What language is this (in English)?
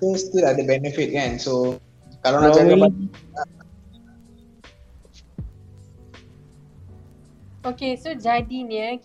Malay